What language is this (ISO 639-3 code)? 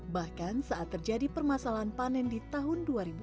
ind